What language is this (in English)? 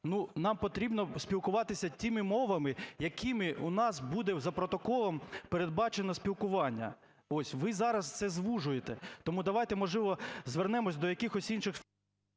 Ukrainian